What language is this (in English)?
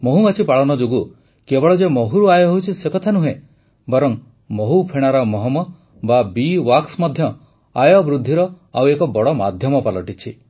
Odia